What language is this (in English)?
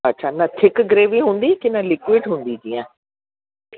Sindhi